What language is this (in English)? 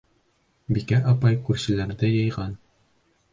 Bashkir